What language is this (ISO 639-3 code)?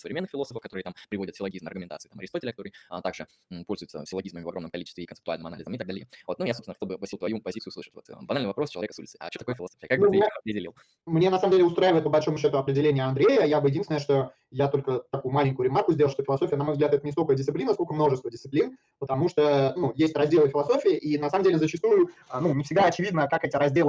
rus